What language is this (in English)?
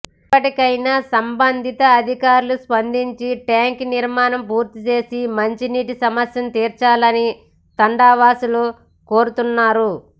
Telugu